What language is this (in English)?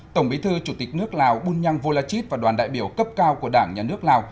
Vietnamese